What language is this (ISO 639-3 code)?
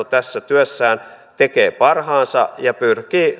fin